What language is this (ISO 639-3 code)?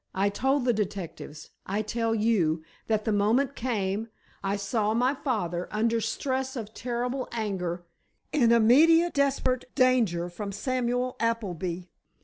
eng